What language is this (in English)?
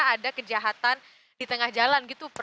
Indonesian